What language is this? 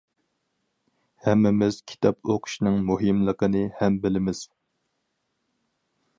Uyghur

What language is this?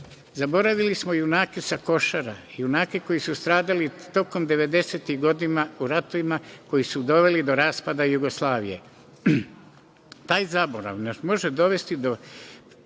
Serbian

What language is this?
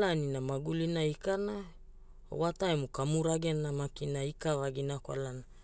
Hula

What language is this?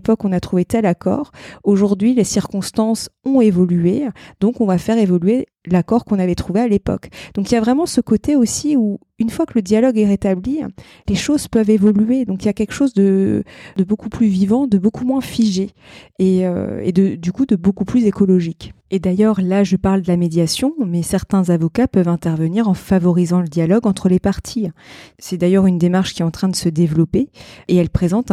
French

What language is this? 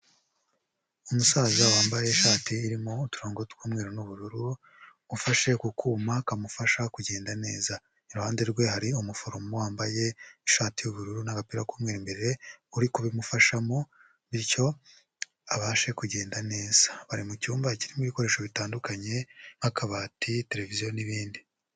Kinyarwanda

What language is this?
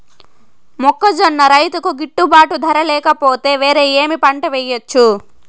Telugu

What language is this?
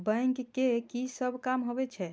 Maithili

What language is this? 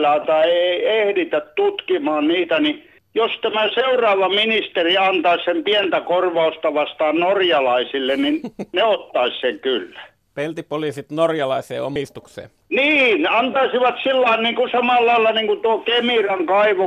Finnish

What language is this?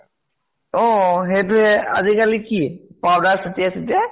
Assamese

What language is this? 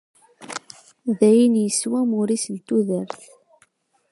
Kabyle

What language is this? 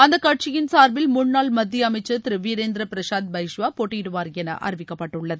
Tamil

